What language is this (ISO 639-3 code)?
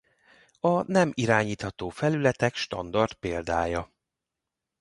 hun